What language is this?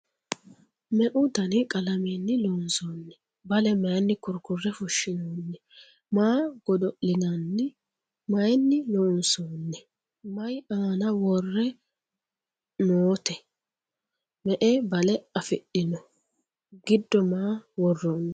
Sidamo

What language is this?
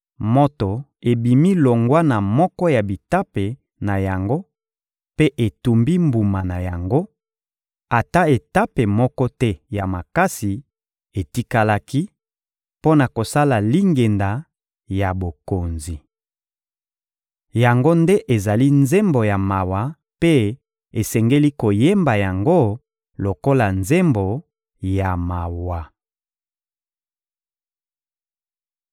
Lingala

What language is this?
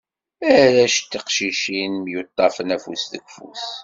Kabyle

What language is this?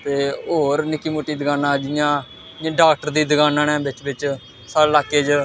Dogri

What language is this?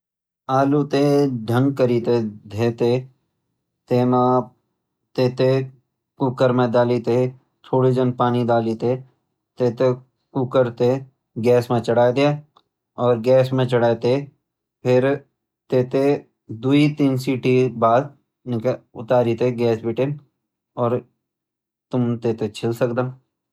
Garhwali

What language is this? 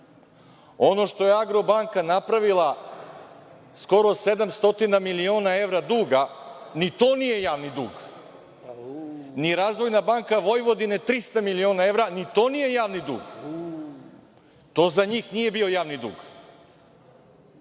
Serbian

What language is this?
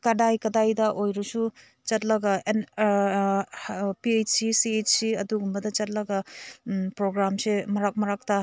Manipuri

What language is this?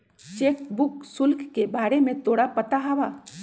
Magahi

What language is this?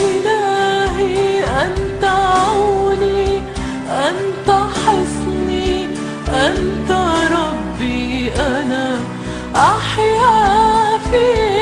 Arabic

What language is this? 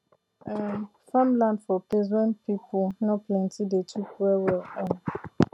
Nigerian Pidgin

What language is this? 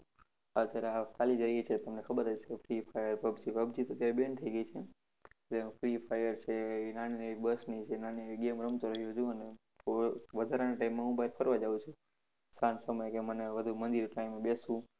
Gujarati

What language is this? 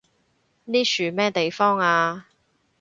Cantonese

